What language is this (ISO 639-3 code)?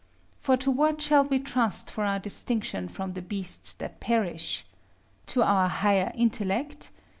eng